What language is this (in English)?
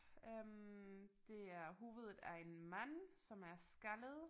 Danish